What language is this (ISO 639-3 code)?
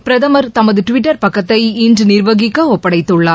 tam